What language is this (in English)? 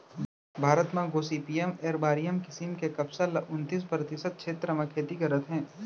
Chhattisgarhi